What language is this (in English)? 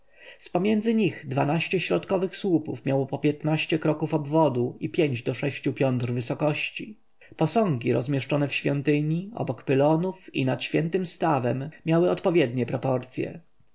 Polish